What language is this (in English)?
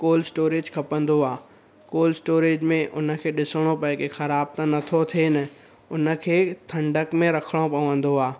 Sindhi